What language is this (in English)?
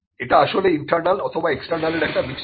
Bangla